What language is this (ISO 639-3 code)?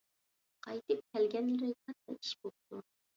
uig